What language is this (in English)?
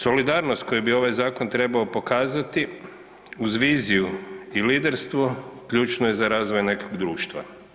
Croatian